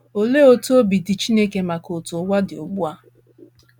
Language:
Igbo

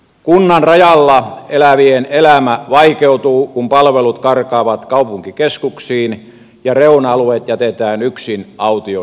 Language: Finnish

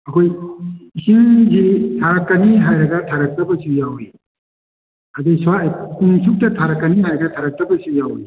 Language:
Manipuri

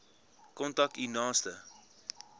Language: Afrikaans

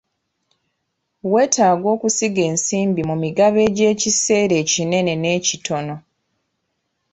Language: Ganda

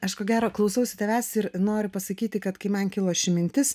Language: Lithuanian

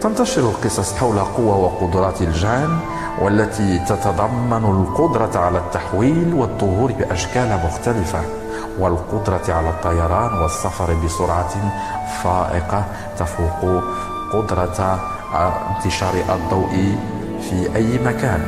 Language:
Arabic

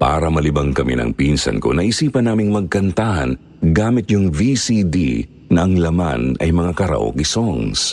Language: Filipino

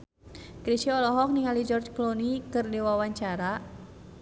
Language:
Sundanese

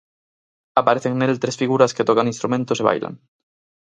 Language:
Galician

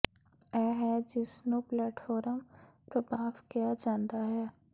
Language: Punjabi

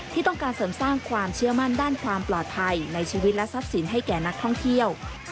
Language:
Thai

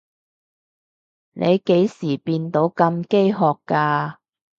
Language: Cantonese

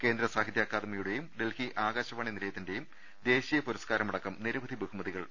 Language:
Malayalam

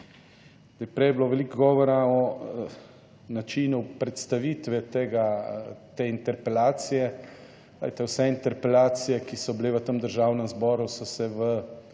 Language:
Slovenian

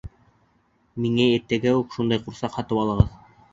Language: Bashkir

